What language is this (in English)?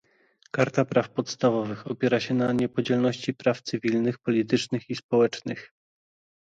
Polish